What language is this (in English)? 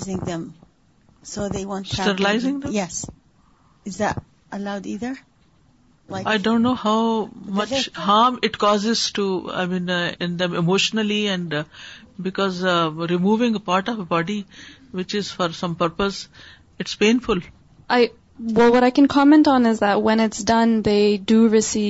Urdu